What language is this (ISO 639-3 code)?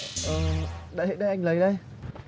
vie